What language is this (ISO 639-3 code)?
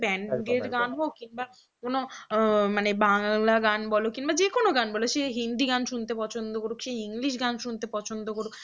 ben